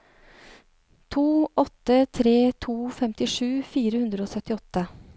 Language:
Norwegian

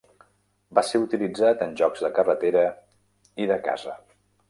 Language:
Catalan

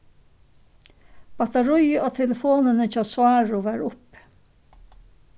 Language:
Faroese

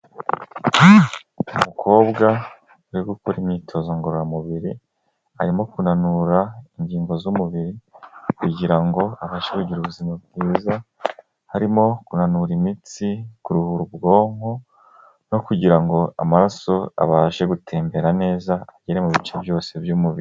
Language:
Kinyarwanda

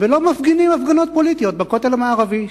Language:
Hebrew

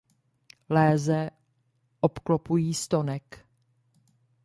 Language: Czech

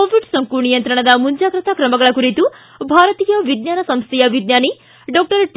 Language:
Kannada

